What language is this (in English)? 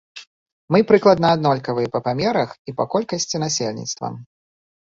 Belarusian